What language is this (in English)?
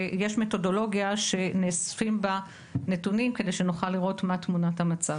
Hebrew